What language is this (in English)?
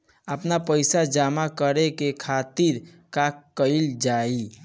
Bhojpuri